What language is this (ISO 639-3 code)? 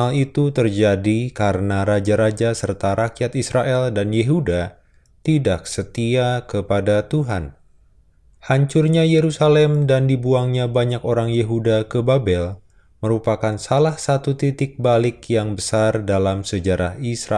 ind